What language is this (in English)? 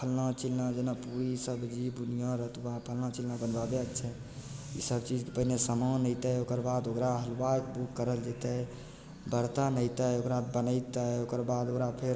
Maithili